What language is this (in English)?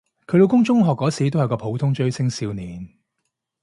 Cantonese